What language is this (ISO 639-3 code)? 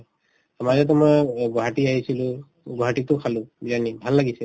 asm